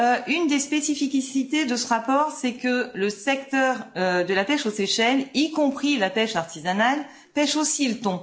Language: French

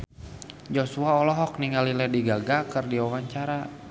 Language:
Sundanese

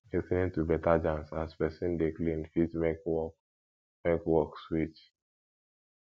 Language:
Nigerian Pidgin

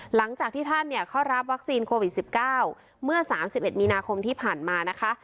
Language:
Thai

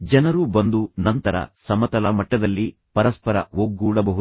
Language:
Kannada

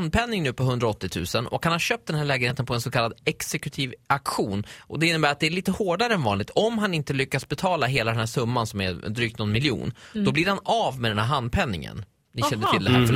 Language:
Swedish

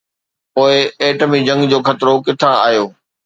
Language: Sindhi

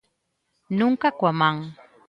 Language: Galician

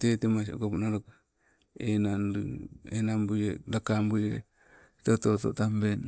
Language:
Sibe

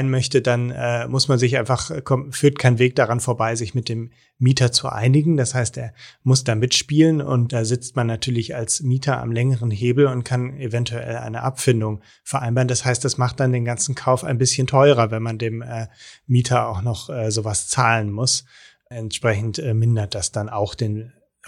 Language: German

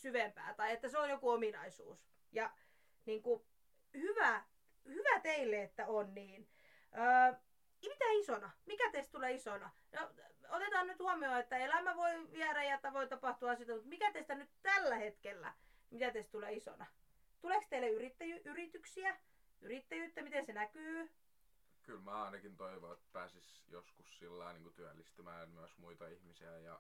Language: Finnish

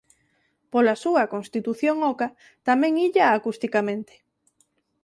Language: Galician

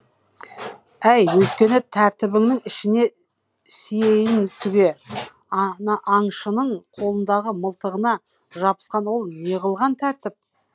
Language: Kazakh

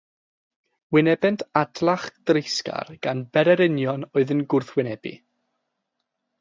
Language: Welsh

